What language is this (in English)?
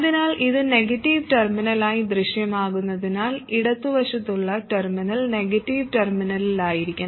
Malayalam